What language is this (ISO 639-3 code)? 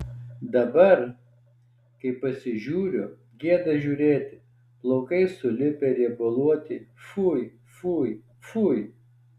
lit